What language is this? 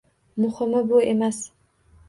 Uzbek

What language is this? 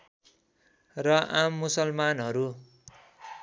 Nepali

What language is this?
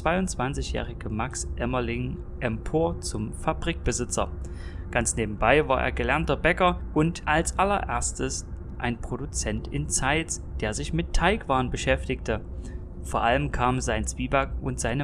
German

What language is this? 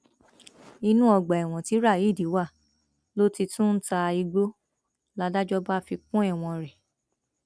Yoruba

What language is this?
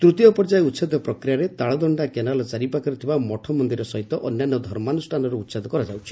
Odia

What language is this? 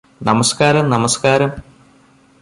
Malayalam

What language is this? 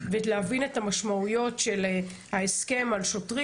Hebrew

